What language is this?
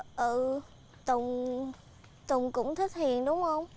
Vietnamese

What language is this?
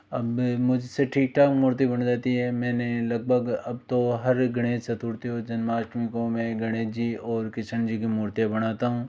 Hindi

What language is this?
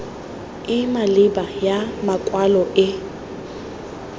Tswana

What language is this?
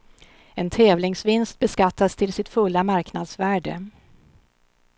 Swedish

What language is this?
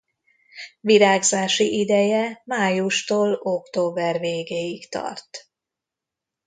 Hungarian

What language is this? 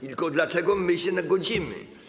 Polish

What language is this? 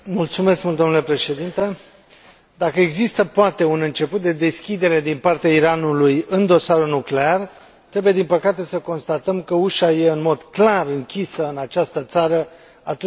Romanian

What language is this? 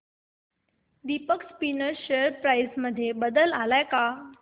Marathi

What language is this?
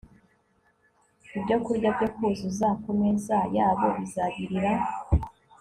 Kinyarwanda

